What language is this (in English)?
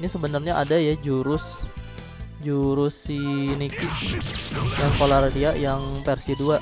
Indonesian